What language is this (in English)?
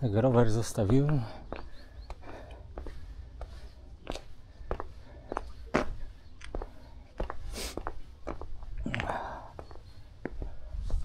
Polish